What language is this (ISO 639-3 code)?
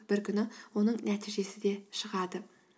kaz